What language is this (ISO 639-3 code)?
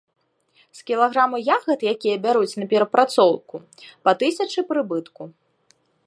bel